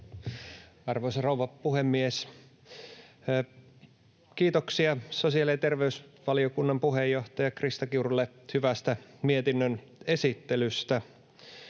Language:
Finnish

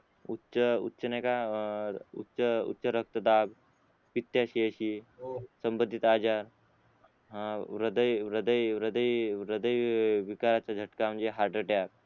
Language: Marathi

